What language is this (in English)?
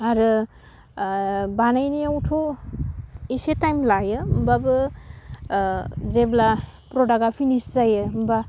Bodo